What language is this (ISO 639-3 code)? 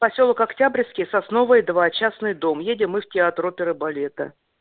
rus